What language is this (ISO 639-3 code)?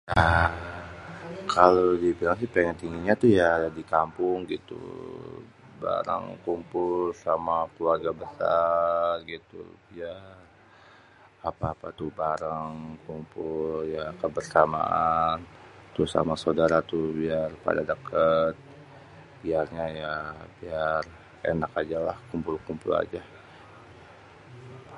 bew